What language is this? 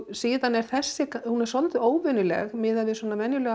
Icelandic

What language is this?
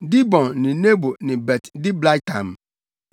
Akan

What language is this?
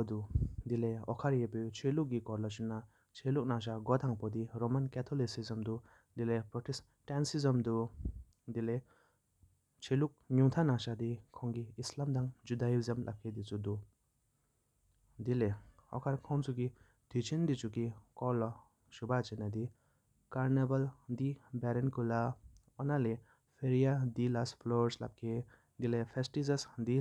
Sikkimese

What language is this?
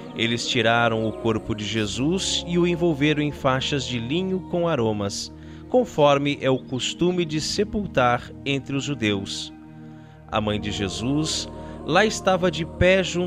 Portuguese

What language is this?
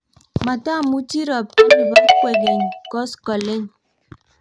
Kalenjin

